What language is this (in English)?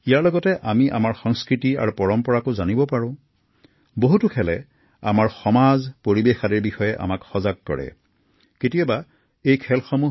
Assamese